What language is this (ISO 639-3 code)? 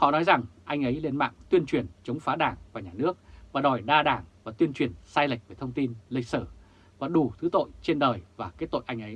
vie